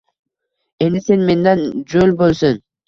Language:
Uzbek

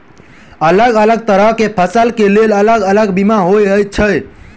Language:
Maithili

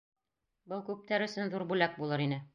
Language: Bashkir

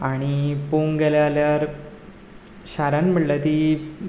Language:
Konkani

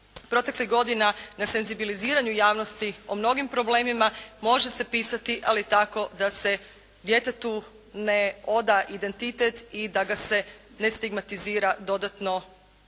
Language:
Croatian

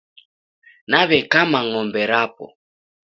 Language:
Taita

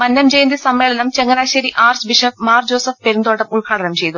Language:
Malayalam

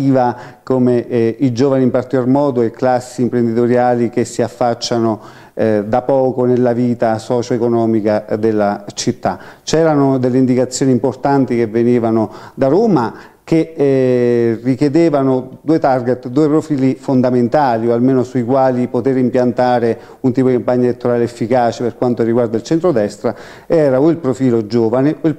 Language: Italian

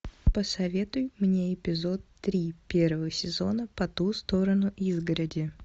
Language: Russian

